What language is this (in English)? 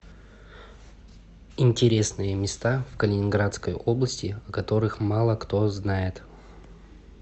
Russian